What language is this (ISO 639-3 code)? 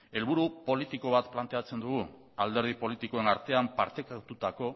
eus